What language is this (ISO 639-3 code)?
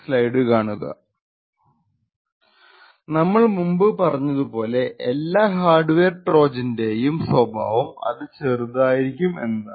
mal